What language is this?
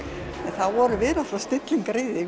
Icelandic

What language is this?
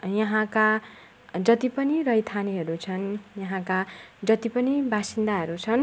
Nepali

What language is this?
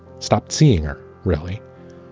English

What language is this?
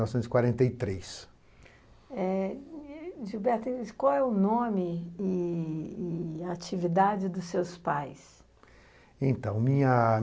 Portuguese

